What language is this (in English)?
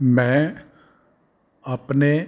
Punjabi